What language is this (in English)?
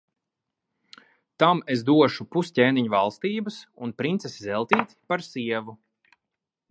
Latvian